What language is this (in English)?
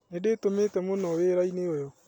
Kikuyu